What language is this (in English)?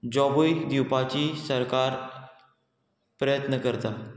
Konkani